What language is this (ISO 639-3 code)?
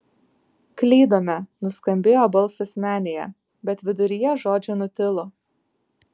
lit